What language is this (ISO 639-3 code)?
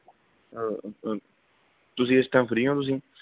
pan